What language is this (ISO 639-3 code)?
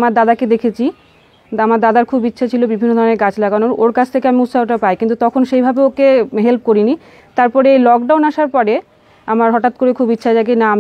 ron